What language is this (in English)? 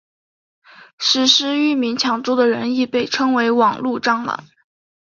Chinese